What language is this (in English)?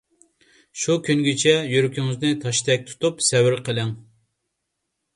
Uyghur